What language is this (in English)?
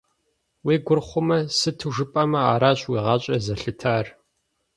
Kabardian